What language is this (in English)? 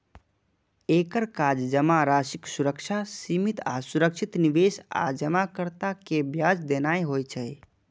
Maithili